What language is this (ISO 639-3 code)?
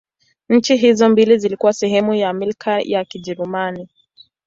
swa